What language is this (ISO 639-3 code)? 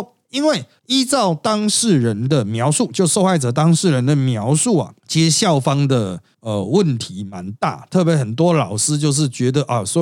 zho